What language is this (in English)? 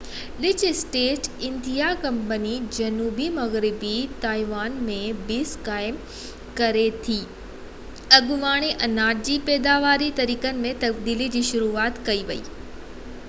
Sindhi